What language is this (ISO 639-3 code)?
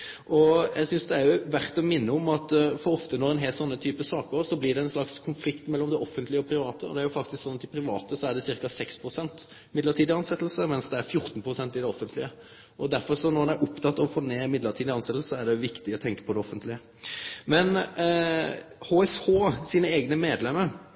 nno